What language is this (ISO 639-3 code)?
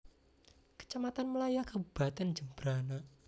jav